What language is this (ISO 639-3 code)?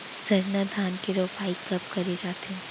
hne